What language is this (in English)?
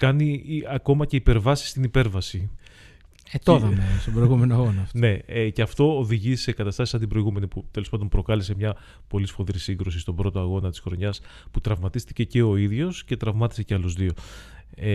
Greek